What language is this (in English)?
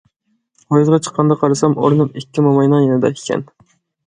Uyghur